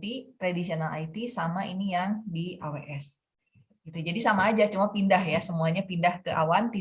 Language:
Indonesian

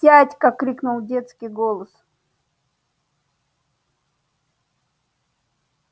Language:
Russian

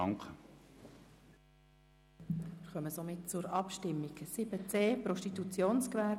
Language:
Swiss German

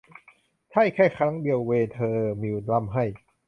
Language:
Thai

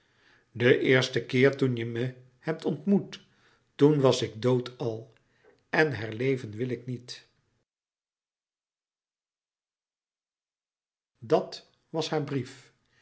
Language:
Dutch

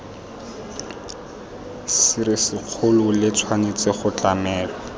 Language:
Tswana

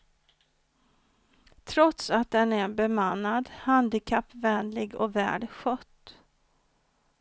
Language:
Swedish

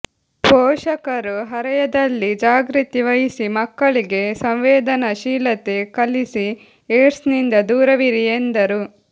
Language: Kannada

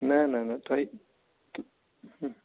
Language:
Kashmiri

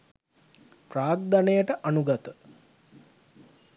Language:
Sinhala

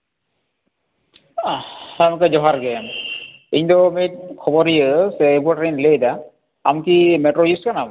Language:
Santali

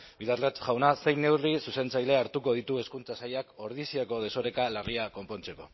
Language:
Basque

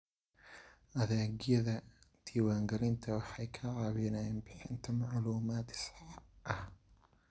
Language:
Somali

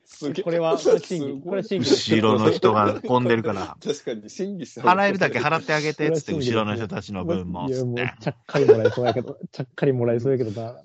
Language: Japanese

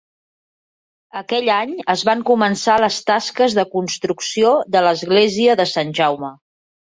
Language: Catalan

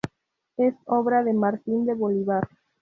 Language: Spanish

